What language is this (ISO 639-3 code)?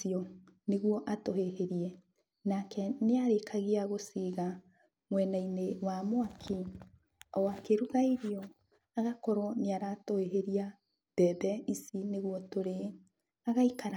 kik